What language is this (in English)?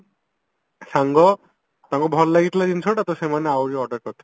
Odia